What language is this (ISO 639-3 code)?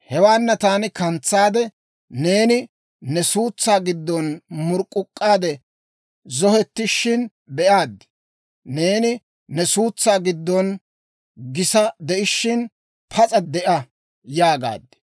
dwr